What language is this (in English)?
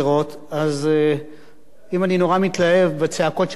Hebrew